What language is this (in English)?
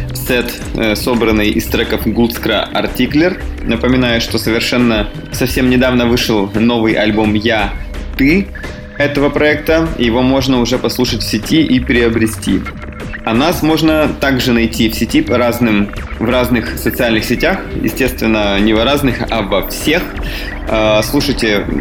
Russian